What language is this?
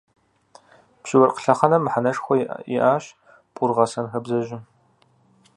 Kabardian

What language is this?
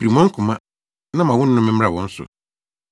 Akan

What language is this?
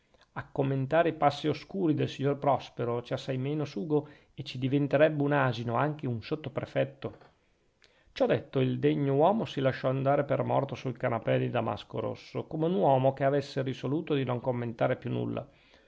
Italian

